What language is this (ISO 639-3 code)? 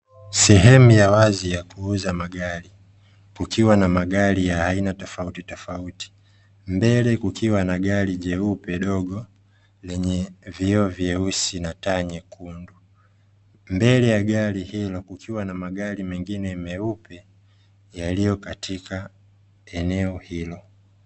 swa